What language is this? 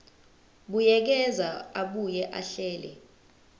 Zulu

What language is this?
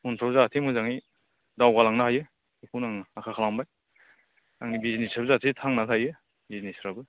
Bodo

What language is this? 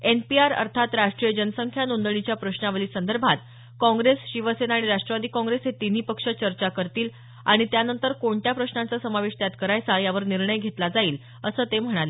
Marathi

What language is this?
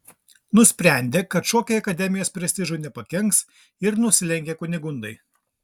Lithuanian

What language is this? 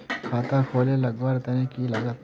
Magahi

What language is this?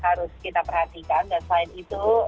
Indonesian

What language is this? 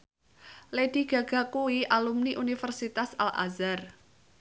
Javanese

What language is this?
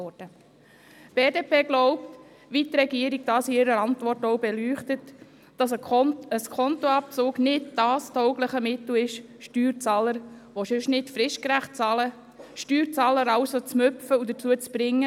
Swiss German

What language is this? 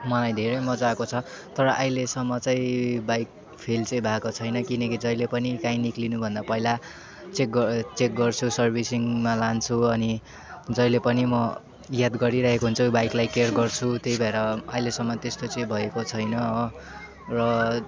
Nepali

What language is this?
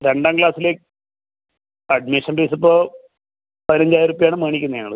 Malayalam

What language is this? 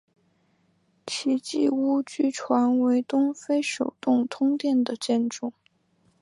Chinese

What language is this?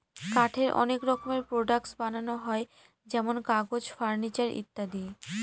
Bangla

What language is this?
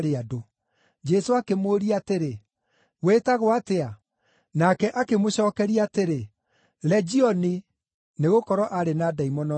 Kikuyu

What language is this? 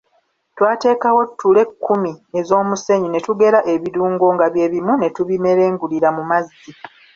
Ganda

